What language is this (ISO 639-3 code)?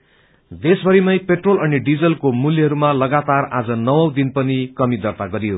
nep